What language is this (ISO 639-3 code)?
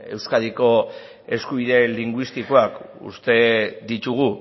eus